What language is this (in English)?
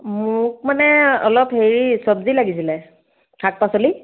Assamese